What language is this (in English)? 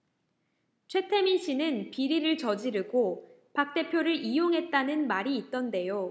Korean